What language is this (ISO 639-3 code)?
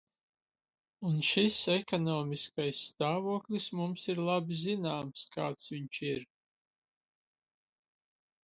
lav